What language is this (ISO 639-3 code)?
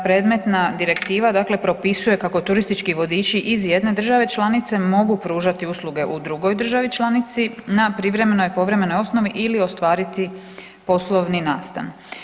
hrv